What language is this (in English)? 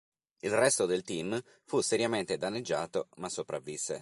Italian